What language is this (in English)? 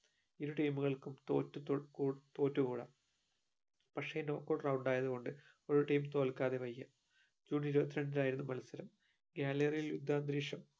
Malayalam